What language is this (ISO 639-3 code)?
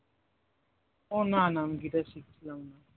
ben